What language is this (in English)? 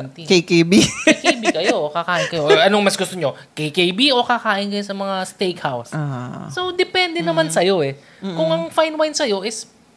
Filipino